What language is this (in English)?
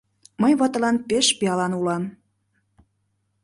Mari